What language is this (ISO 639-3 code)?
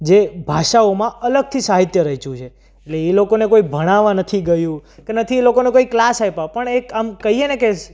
guj